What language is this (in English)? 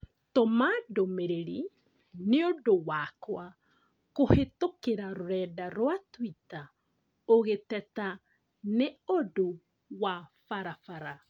Kikuyu